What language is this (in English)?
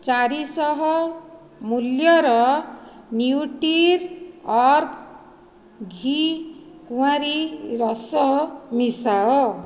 Odia